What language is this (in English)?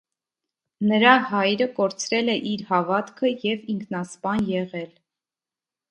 Armenian